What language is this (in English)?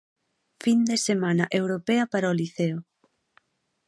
Galician